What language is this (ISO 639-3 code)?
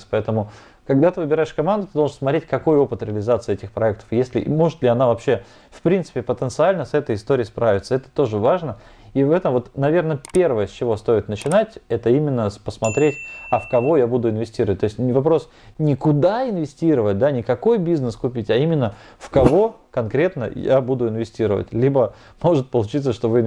rus